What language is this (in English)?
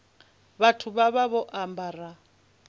Venda